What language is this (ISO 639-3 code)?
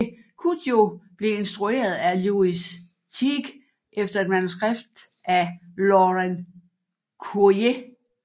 dan